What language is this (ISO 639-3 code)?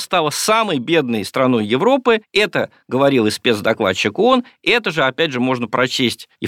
rus